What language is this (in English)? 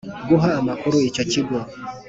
Kinyarwanda